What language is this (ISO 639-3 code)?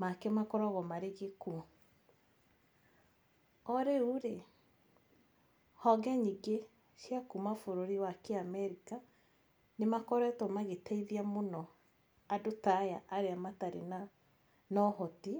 kik